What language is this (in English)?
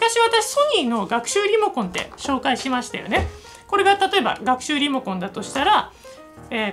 Japanese